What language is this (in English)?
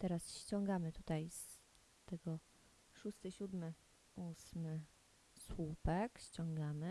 Polish